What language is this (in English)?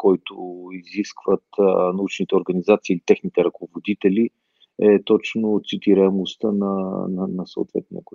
Bulgarian